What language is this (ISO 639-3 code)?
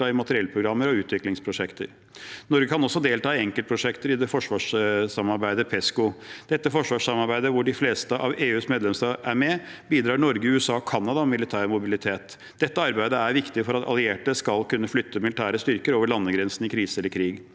nor